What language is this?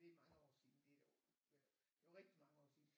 Danish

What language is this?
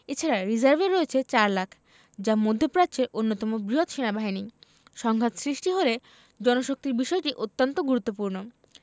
Bangla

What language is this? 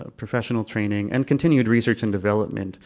English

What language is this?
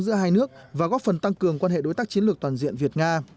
Vietnamese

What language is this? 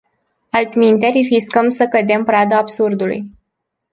Romanian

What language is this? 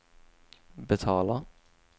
Swedish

